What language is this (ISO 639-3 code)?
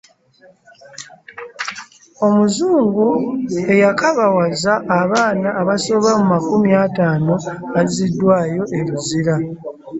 lug